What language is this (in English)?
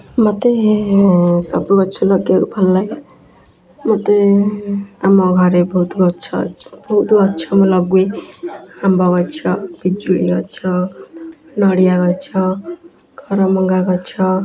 Odia